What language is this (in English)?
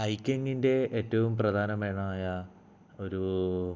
Malayalam